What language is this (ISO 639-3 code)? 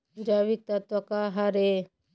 hne